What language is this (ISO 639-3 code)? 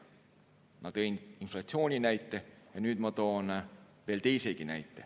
est